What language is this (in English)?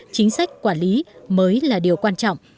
Vietnamese